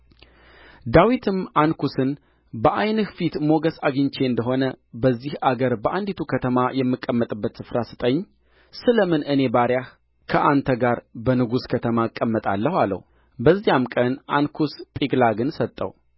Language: Amharic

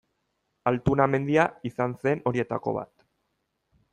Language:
Basque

